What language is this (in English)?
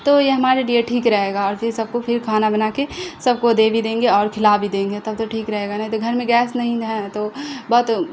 Urdu